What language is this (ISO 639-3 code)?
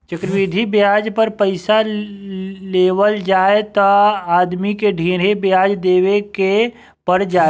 bho